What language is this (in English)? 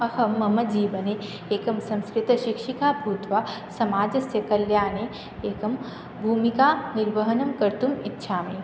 Sanskrit